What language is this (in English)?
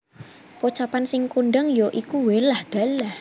Javanese